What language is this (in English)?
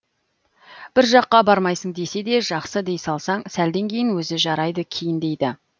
Kazakh